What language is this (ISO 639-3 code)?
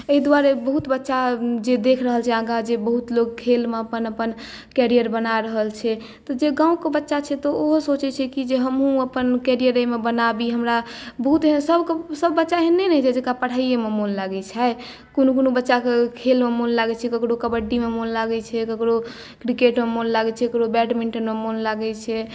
mai